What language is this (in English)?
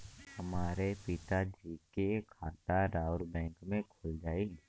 Bhojpuri